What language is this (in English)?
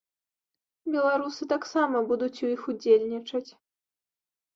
Belarusian